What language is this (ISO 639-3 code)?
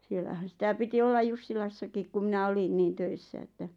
fin